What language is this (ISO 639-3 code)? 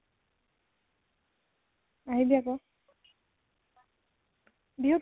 asm